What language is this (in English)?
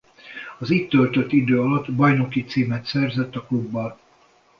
Hungarian